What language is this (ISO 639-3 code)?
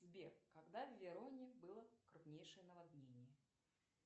rus